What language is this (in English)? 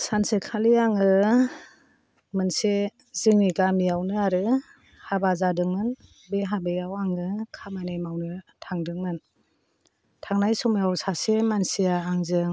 Bodo